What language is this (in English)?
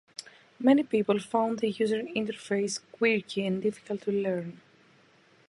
English